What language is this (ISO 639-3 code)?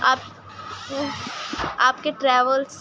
urd